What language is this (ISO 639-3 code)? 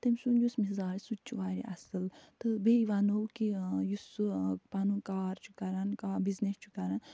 kas